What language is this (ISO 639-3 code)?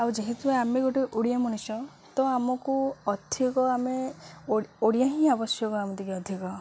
ori